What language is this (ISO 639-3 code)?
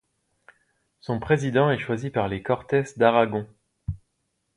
fra